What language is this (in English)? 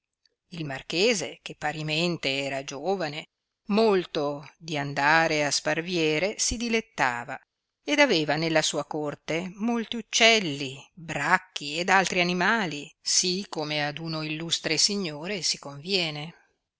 Italian